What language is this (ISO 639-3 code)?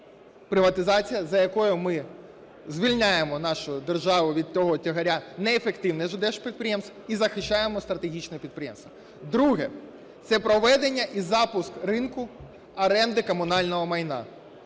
ukr